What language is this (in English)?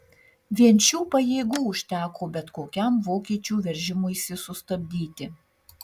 Lithuanian